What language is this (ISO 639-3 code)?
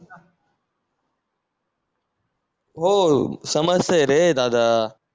mar